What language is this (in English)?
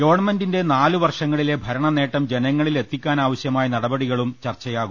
Malayalam